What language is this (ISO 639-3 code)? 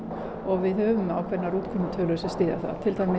isl